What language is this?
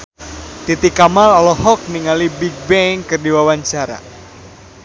Sundanese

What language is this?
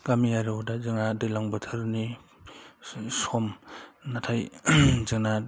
Bodo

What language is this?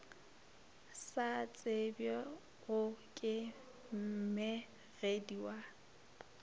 Northern Sotho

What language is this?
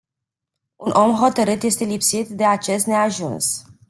Romanian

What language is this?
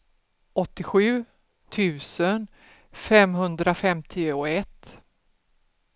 Swedish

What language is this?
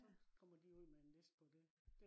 Danish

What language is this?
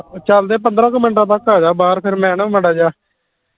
Punjabi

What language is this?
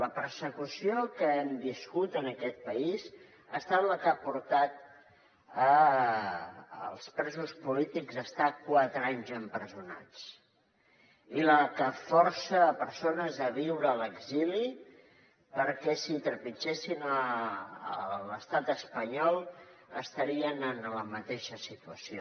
Catalan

